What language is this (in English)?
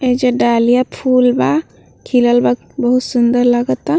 Bhojpuri